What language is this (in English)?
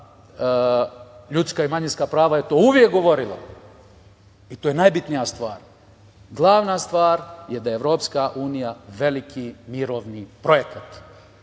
Serbian